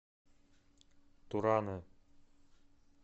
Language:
Russian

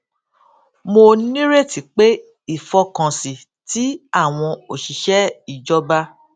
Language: Yoruba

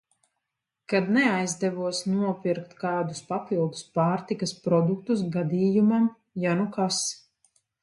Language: Latvian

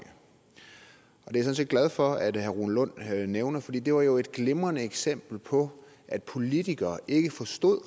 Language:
Danish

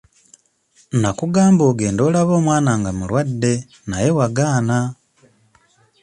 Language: Ganda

